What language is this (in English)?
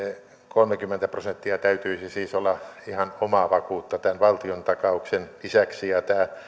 Finnish